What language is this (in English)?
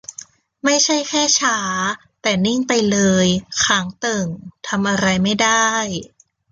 Thai